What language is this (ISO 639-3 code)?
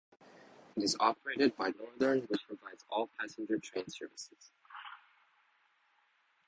eng